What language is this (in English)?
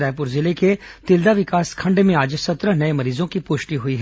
Hindi